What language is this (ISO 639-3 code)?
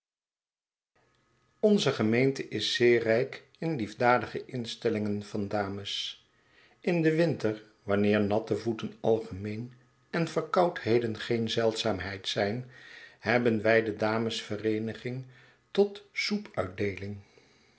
nld